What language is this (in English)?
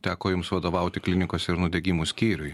Lithuanian